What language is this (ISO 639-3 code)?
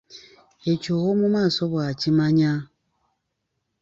lug